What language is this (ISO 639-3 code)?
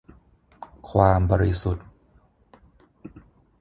tha